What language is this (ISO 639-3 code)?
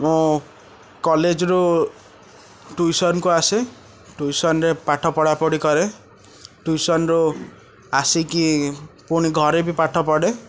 ori